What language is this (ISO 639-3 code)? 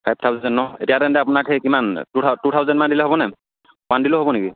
asm